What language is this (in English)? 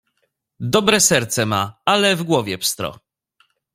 Polish